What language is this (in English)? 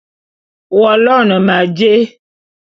Bulu